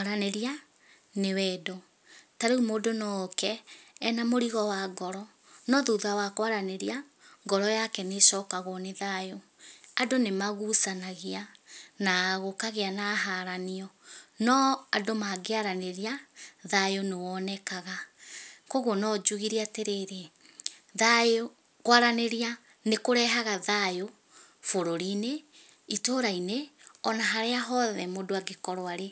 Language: Kikuyu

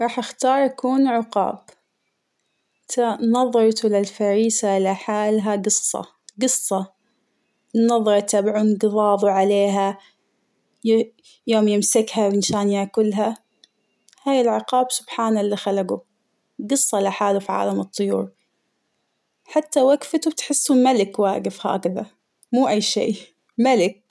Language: Hijazi Arabic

